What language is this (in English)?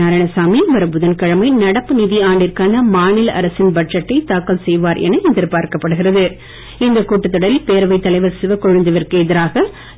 Tamil